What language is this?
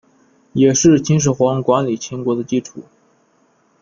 Chinese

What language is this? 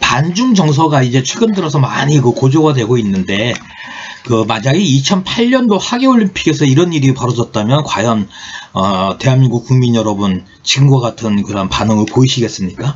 Korean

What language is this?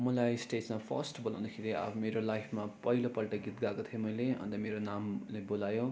Nepali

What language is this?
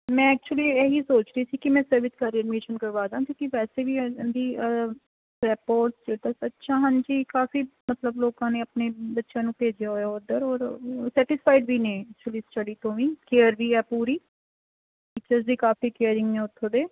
Punjabi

